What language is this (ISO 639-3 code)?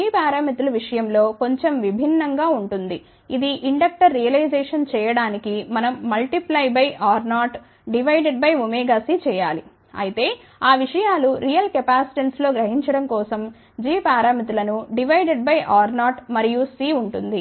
tel